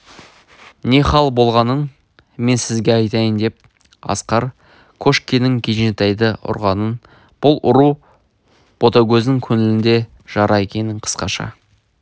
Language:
Kazakh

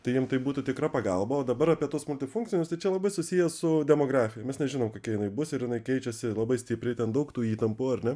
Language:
Lithuanian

